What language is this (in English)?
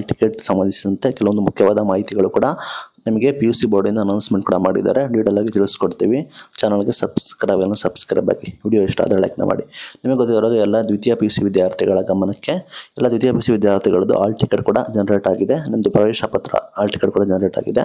Kannada